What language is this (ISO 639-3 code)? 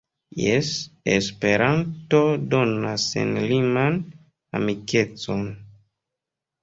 epo